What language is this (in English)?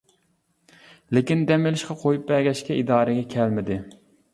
Uyghur